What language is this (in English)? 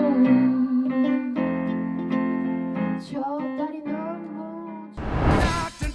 Korean